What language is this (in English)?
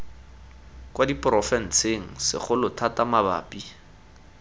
Tswana